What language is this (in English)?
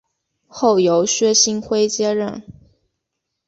Chinese